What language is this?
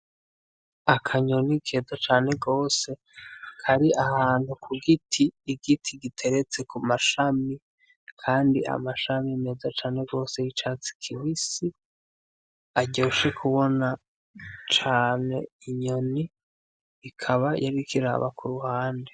Rundi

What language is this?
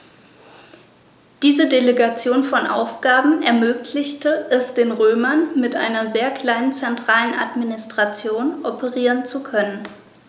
German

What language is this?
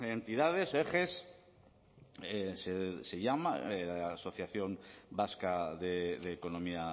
Spanish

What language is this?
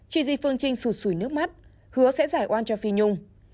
Vietnamese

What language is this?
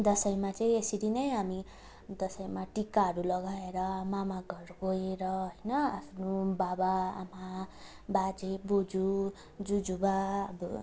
Nepali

